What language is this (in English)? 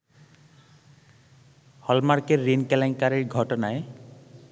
Bangla